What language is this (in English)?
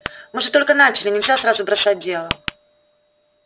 Russian